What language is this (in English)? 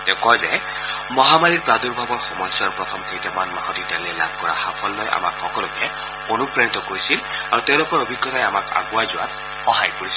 Assamese